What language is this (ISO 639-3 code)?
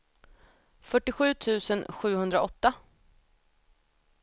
swe